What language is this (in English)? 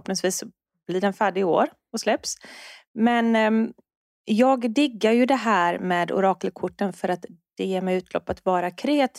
Swedish